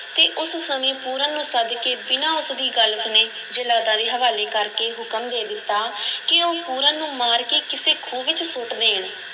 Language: Punjabi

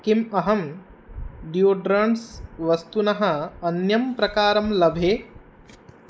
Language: Sanskrit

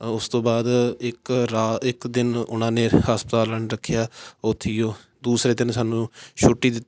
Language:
Punjabi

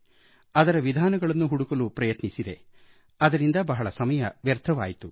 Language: Kannada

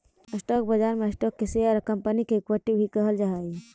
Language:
Magahi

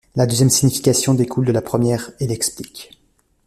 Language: French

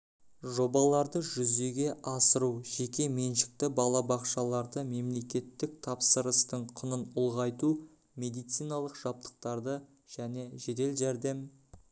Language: Kazakh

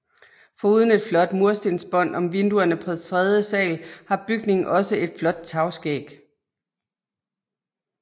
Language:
Danish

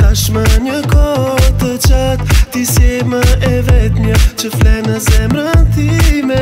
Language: Bulgarian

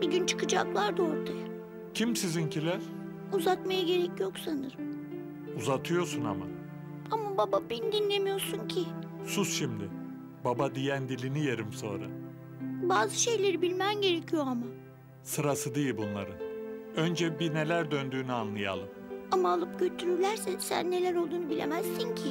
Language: Turkish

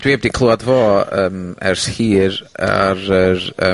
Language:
Welsh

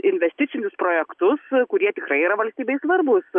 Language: Lithuanian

